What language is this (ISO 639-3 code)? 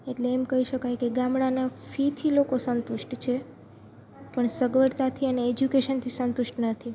guj